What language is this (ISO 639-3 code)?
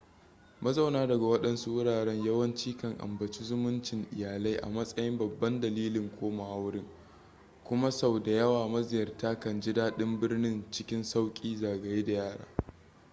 hau